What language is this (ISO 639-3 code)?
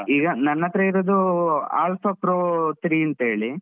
kan